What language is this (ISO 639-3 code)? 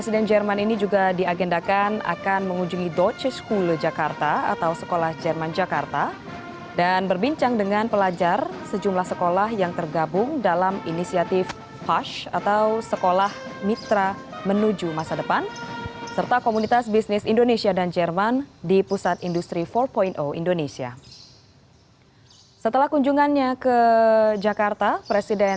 ind